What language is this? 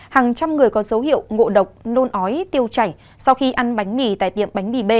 Vietnamese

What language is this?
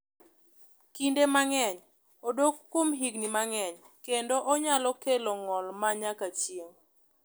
Luo (Kenya and Tanzania)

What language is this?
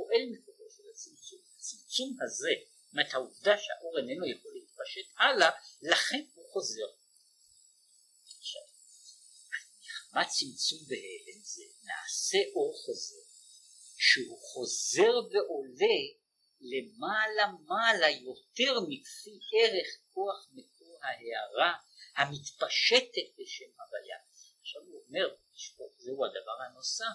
Hebrew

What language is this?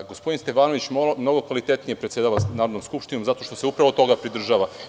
Serbian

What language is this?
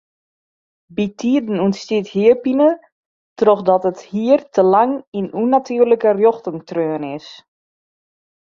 Western Frisian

